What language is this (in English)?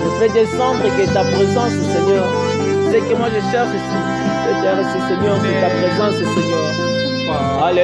French